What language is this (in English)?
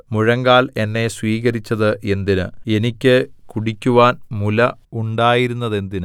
Malayalam